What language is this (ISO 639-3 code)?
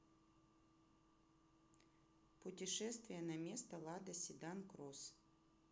rus